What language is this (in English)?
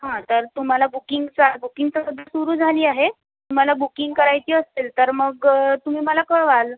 Marathi